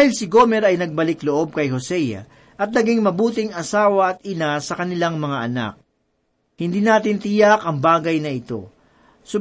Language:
Filipino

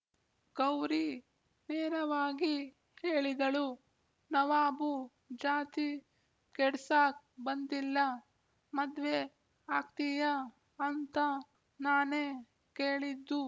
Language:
Kannada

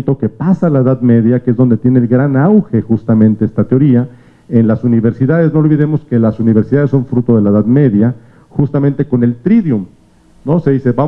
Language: Spanish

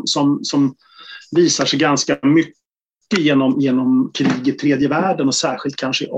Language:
Swedish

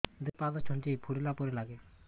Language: Odia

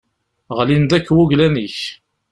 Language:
Kabyle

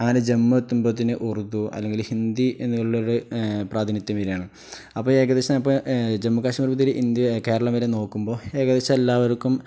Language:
Malayalam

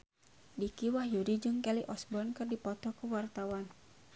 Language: Sundanese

